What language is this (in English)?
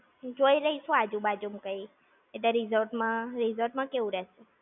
Gujarati